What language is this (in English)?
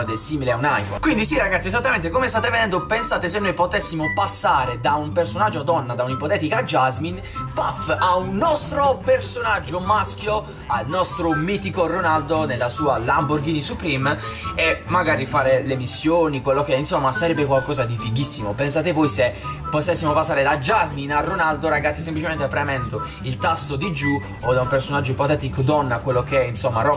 Italian